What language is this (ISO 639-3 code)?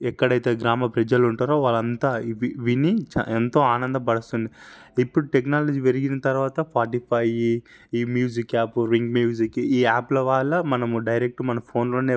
tel